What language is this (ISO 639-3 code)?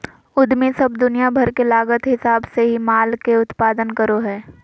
mag